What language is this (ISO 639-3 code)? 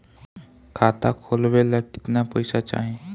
bho